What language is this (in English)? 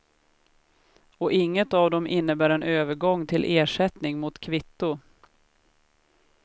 Swedish